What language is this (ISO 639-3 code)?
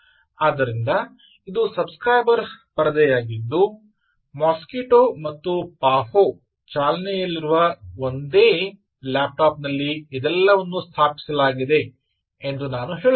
kan